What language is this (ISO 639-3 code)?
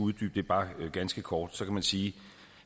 dan